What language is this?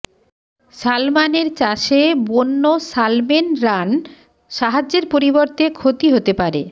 Bangla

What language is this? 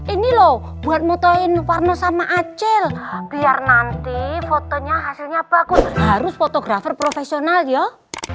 Indonesian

